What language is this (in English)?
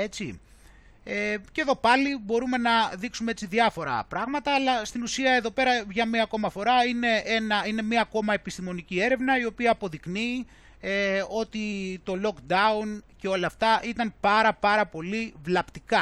Greek